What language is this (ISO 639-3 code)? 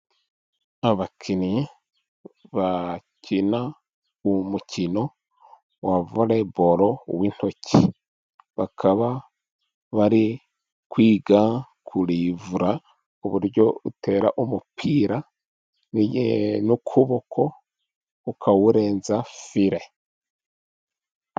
kin